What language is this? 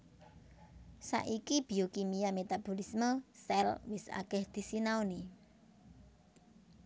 Javanese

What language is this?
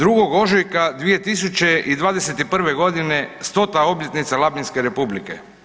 Croatian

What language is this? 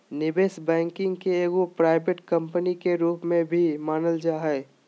Magahi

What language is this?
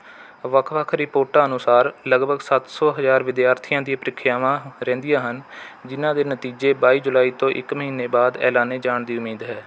Punjabi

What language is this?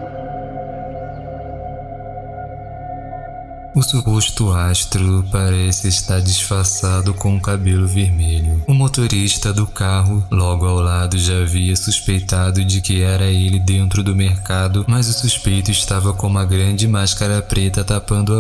Portuguese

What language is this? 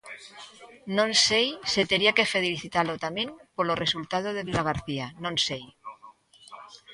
Galician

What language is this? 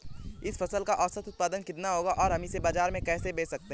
Hindi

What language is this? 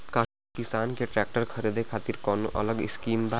Bhojpuri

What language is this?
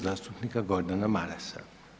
Croatian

